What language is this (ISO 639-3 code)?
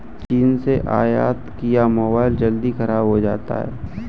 hin